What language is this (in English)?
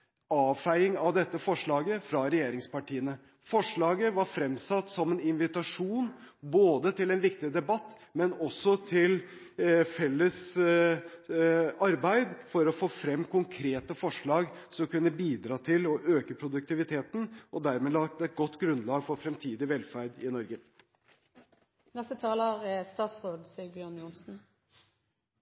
Norwegian Bokmål